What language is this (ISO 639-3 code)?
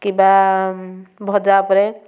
ori